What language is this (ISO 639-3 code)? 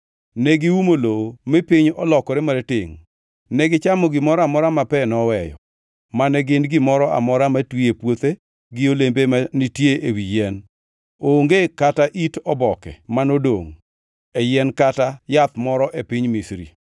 luo